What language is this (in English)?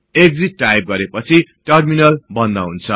Nepali